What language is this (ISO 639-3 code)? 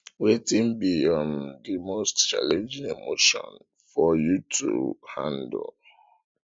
pcm